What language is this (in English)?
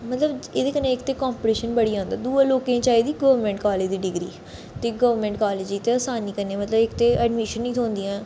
Dogri